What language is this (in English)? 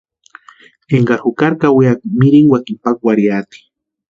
Western Highland Purepecha